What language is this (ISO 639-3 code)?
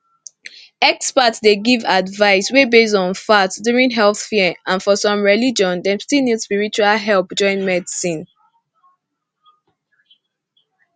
pcm